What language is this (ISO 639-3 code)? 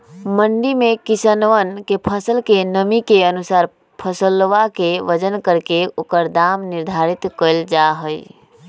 mag